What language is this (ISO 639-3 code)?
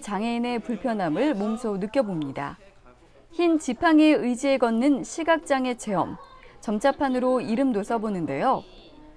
kor